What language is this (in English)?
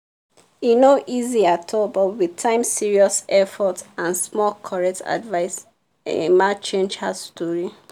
Nigerian Pidgin